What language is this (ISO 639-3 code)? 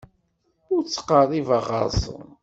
kab